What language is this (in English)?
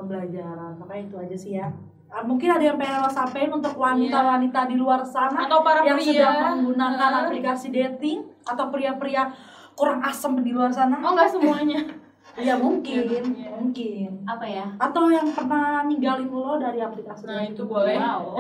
Indonesian